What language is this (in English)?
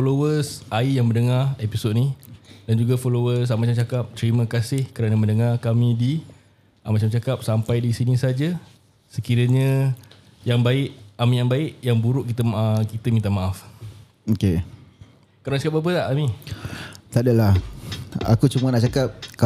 Malay